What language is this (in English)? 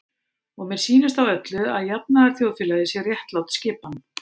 Icelandic